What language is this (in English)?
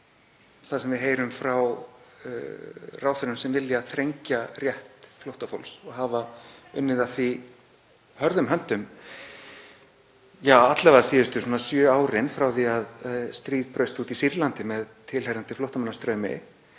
Icelandic